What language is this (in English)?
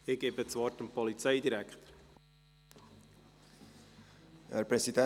Swiss German